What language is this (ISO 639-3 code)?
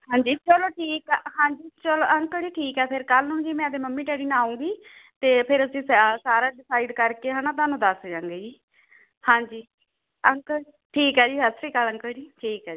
pan